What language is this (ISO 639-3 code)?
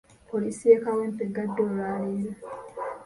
lug